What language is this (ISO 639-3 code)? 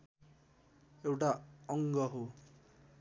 nep